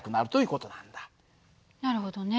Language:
Japanese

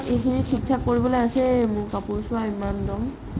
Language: Assamese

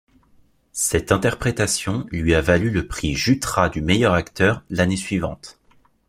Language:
French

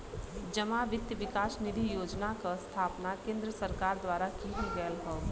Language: Bhojpuri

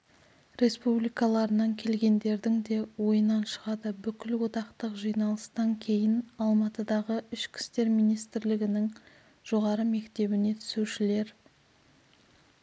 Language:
Kazakh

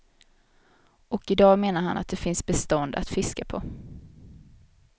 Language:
Swedish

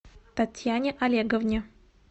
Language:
Russian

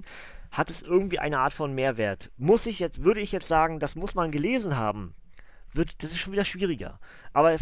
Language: German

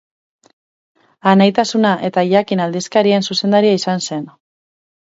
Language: Basque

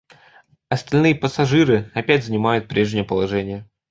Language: Russian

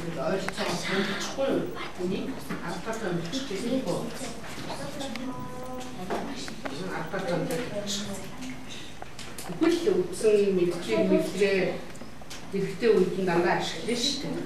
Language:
Bulgarian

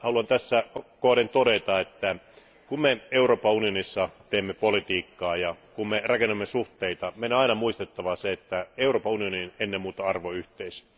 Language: Finnish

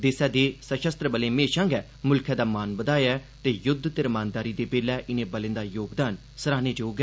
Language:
Dogri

